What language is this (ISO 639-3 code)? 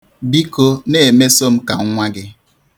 ibo